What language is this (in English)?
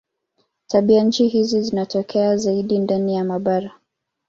Swahili